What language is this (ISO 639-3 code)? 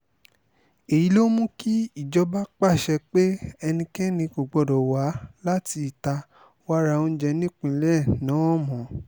yor